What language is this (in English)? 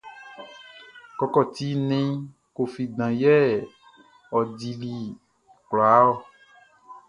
Baoulé